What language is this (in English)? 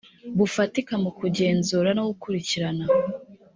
Kinyarwanda